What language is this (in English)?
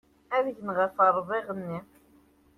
Kabyle